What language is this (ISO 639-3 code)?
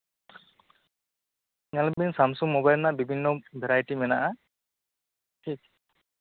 sat